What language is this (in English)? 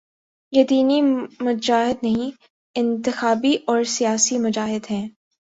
Urdu